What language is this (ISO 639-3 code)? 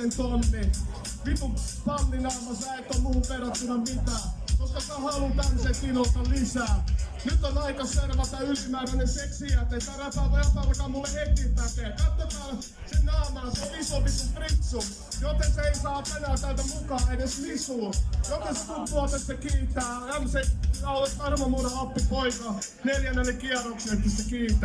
fin